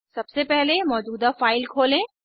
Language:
Hindi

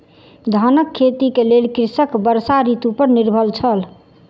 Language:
Maithili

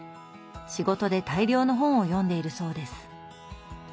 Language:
Japanese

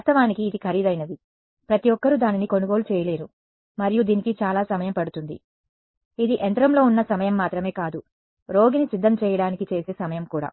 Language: Telugu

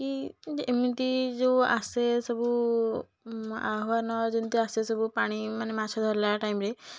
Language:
Odia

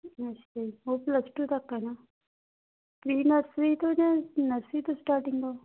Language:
Punjabi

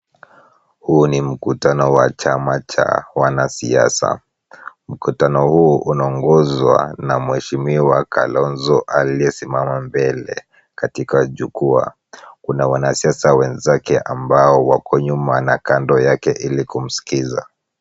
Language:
Swahili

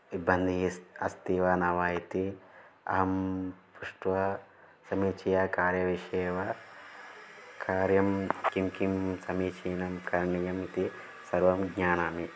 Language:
Sanskrit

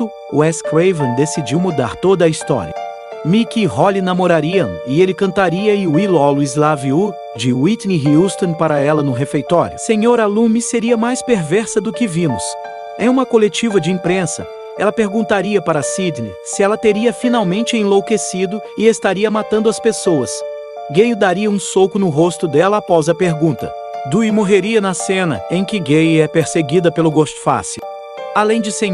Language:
Portuguese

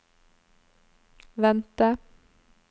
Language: Norwegian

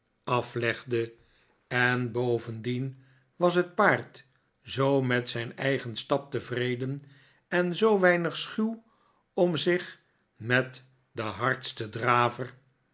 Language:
Dutch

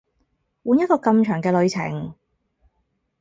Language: Cantonese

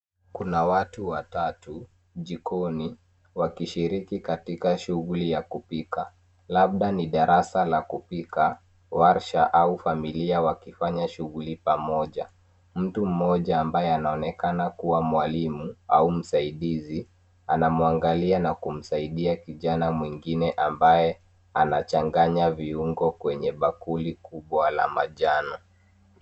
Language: Swahili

